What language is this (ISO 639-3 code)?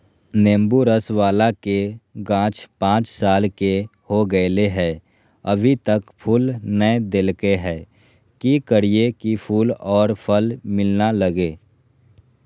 mag